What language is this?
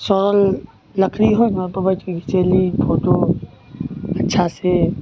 Maithili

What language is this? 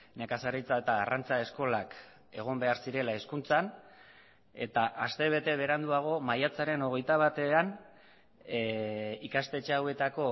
Basque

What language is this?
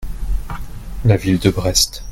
French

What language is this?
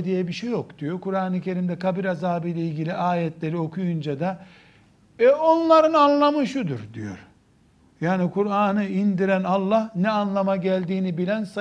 Turkish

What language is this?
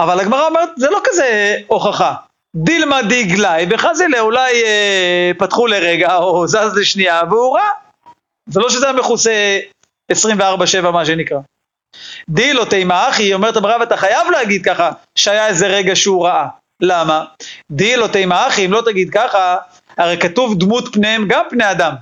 Hebrew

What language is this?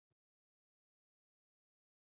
Chinese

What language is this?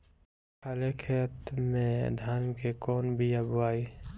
Bhojpuri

